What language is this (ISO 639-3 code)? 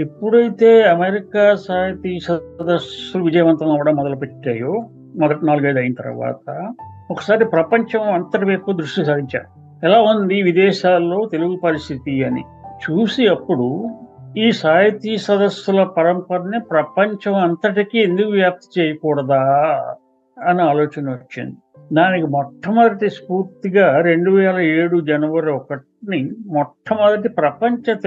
tel